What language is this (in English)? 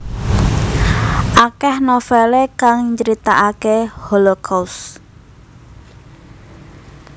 Javanese